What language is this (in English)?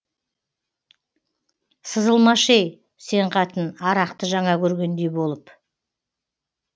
Kazakh